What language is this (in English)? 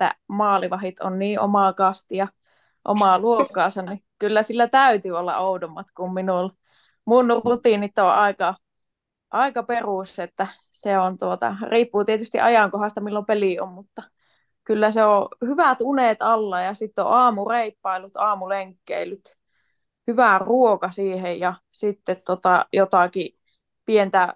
Finnish